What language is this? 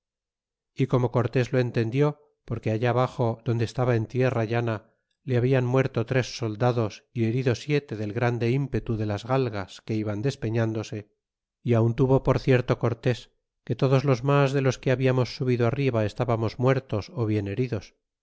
Spanish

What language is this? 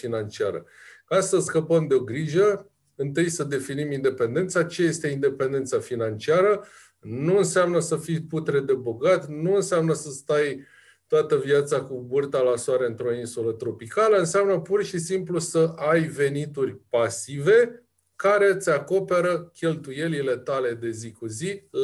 Romanian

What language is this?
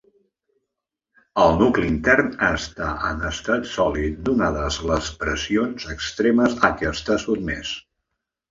Catalan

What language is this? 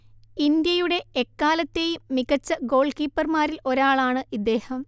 Malayalam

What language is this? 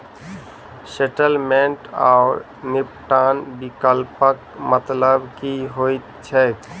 Maithili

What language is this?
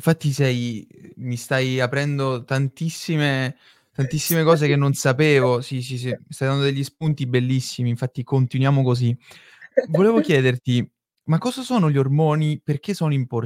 Italian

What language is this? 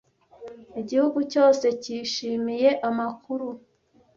Kinyarwanda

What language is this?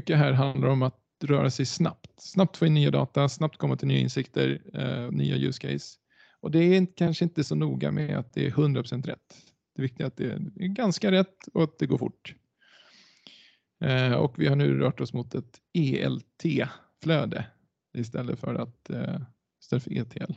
Swedish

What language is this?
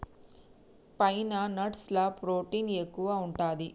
Telugu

